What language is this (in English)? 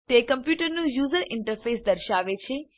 Gujarati